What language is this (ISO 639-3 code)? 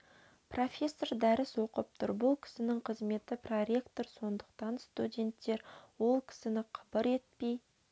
kaz